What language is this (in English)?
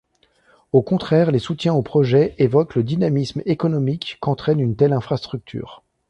French